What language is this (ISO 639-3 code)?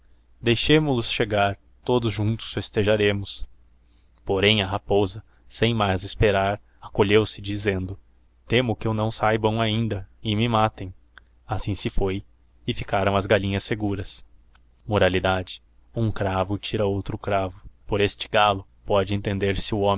por